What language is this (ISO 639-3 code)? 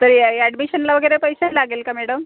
mar